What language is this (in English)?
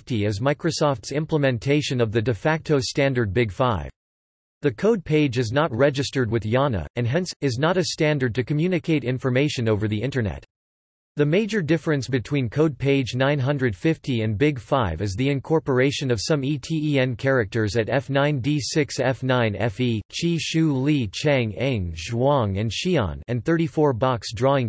English